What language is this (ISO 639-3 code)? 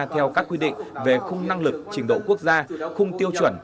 vie